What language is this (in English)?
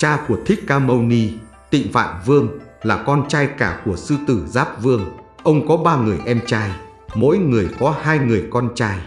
Vietnamese